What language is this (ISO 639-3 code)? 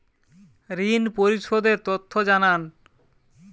ben